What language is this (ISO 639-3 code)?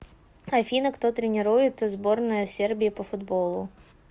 rus